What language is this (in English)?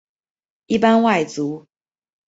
Chinese